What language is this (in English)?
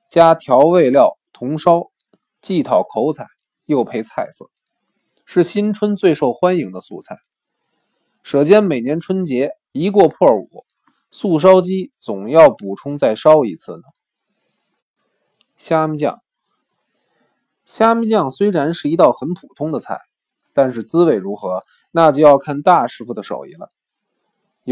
Chinese